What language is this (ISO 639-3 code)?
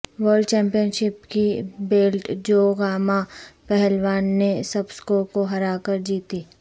urd